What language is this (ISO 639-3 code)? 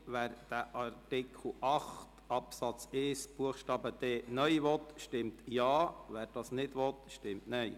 gsw